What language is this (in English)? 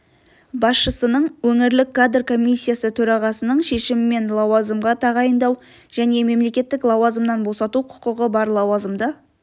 Kazakh